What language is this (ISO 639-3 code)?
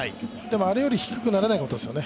jpn